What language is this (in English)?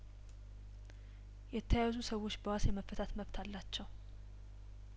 Amharic